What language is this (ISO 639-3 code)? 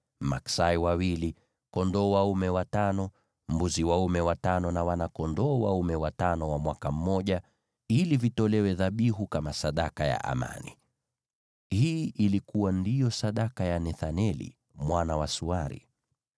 swa